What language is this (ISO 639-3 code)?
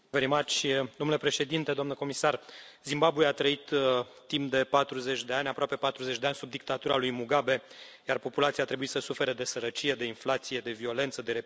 ron